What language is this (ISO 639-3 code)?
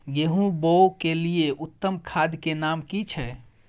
mai